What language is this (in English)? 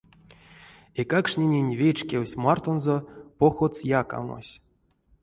Erzya